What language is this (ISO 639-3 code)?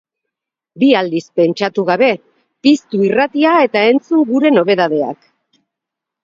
eus